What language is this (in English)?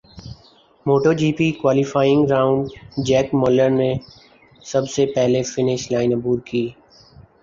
Urdu